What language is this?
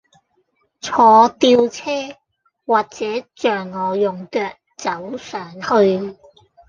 Cantonese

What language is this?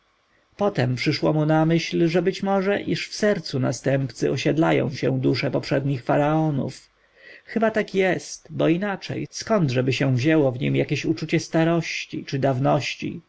Polish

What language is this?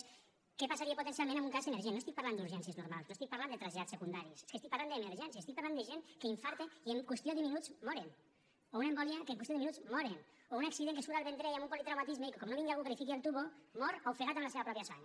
Catalan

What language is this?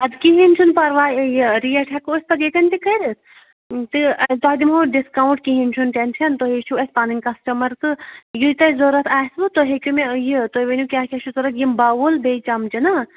Kashmiri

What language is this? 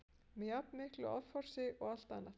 Icelandic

